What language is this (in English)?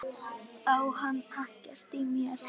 Icelandic